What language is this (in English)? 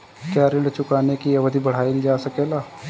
Bhojpuri